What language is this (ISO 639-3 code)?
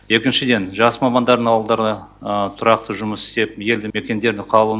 kaz